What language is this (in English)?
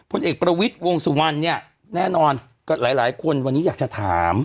Thai